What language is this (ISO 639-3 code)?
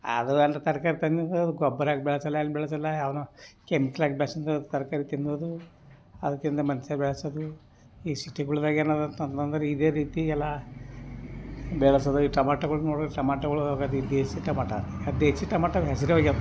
kan